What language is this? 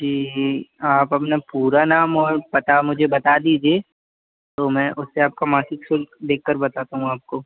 Hindi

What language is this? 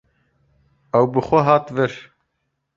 Kurdish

